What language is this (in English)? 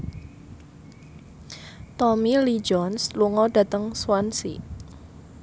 Javanese